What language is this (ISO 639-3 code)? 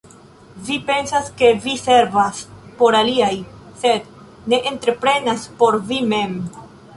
epo